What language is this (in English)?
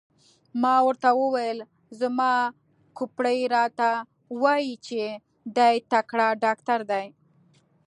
Pashto